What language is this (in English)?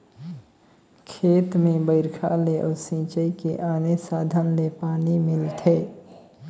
Chhattisgarhi